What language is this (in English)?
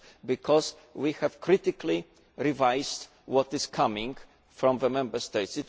English